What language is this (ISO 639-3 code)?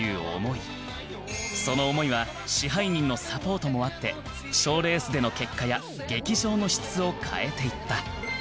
jpn